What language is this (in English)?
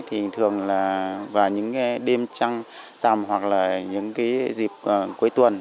Vietnamese